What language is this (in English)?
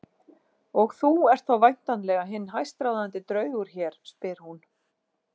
Icelandic